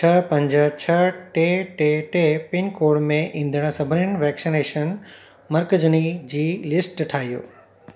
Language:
Sindhi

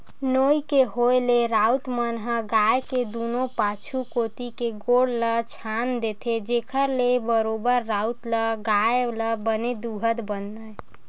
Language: Chhattisgarhi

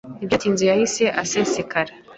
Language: Kinyarwanda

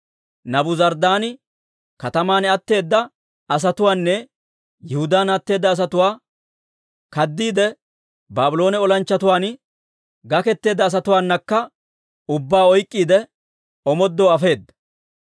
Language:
Dawro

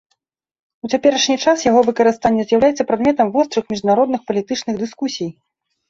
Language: Belarusian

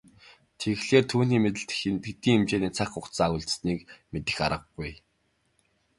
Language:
Mongolian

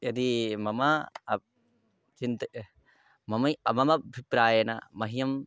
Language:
Sanskrit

